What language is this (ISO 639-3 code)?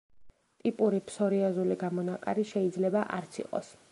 kat